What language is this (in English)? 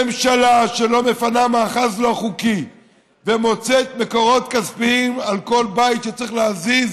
Hebrew